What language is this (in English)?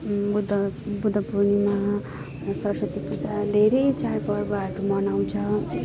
Nepali